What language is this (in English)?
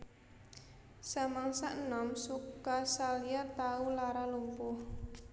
Javanese